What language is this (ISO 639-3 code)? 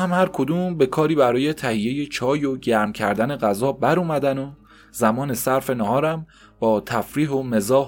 fas